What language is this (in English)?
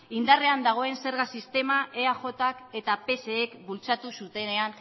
Basque